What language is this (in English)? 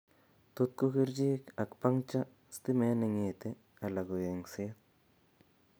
Kalenjin